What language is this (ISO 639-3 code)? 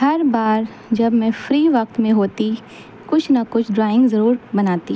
urd